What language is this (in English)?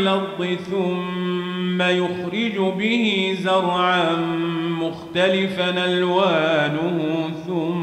Arabic